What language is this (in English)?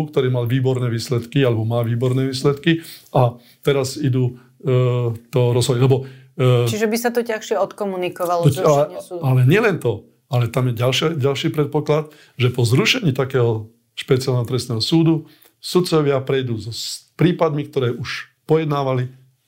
Slovak